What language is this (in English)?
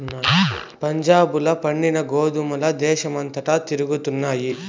Telugu